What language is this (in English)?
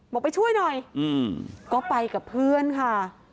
Thai